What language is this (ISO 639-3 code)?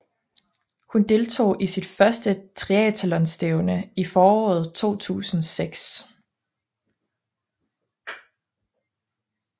dan